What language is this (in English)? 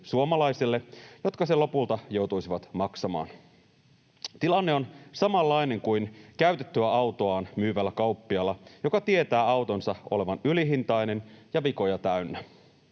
Finnish